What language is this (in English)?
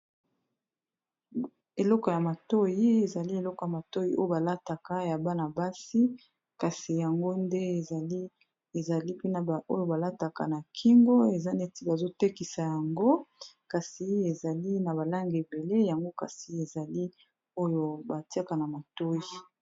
Lingala